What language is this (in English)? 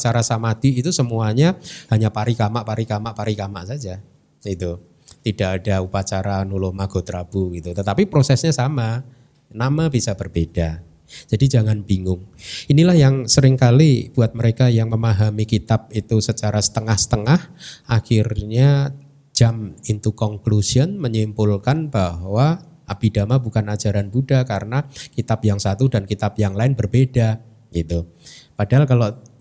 Indonesian